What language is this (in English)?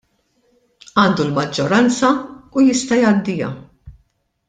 Maltese